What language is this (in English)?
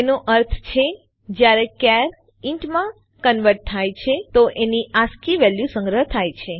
Gujarati